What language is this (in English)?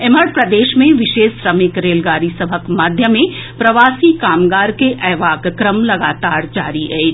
Maithili